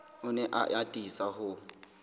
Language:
Southern Sotho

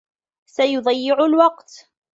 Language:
Arabic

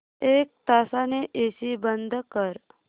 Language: Marathi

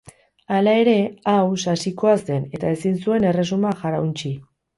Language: Basque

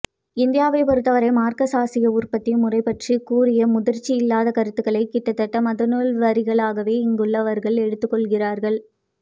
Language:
Tamil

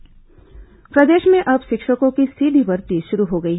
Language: Hindi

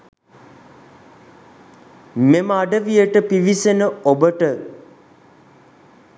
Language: Sinhala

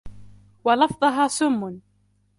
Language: Arabic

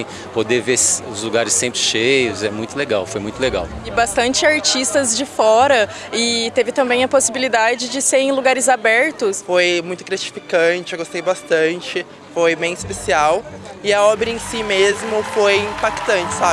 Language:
Portuguese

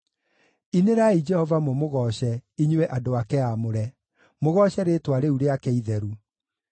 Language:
Kikuyu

